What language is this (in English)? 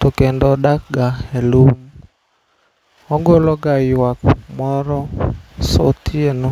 Luo (Kenya and Tanzania)